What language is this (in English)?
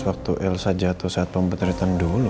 Indonesian